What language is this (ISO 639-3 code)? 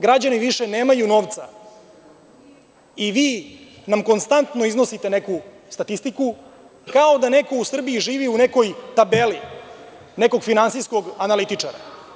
srp